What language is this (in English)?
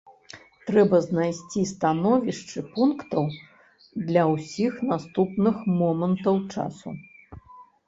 Belarusian